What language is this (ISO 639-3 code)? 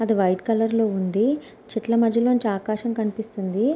tel